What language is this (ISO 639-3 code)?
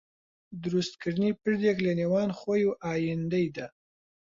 ckb